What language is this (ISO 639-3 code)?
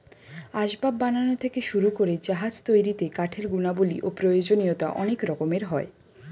ben